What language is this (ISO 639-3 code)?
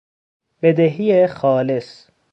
fas